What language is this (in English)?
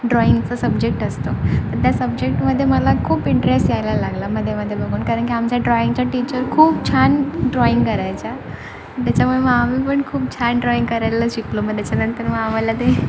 Marathi